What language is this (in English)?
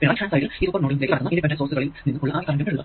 Malayalam